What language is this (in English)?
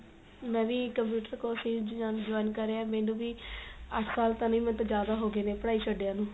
Punjabi